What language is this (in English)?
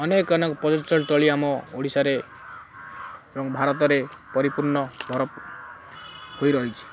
Odia